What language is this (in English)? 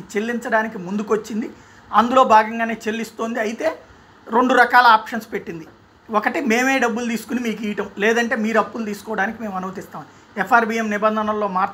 Hindi